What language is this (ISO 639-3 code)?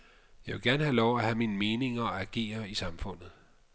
dan